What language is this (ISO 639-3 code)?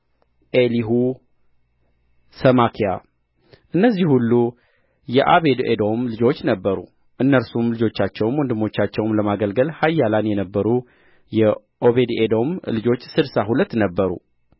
amh